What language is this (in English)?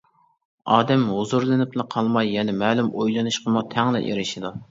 Uyghur